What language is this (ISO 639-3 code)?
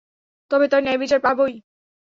ben